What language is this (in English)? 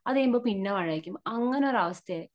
Malayalam